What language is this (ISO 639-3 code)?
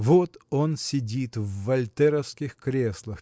rus